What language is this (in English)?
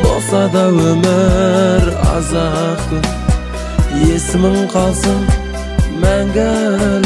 Turkish